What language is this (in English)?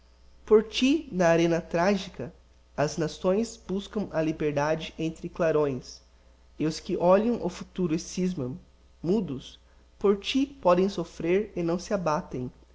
Portuguese